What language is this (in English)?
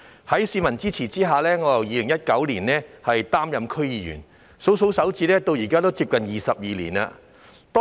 Cantonese